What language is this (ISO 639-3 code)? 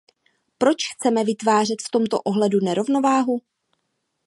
ces